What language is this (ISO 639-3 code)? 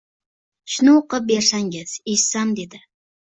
uzb